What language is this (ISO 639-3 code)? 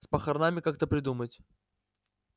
rus